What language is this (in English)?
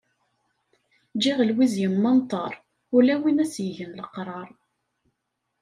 Kabyle